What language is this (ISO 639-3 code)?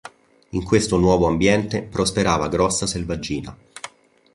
ita